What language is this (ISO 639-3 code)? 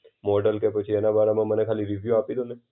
guj